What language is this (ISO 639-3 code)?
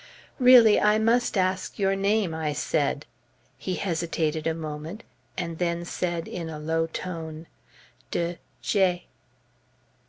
eng